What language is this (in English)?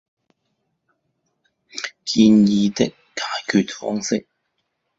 Chinese